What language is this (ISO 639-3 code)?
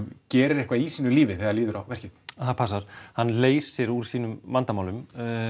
isl